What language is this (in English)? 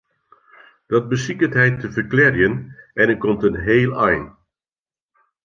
Western Frisian